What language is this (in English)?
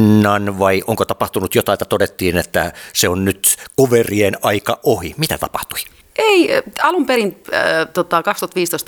Finnish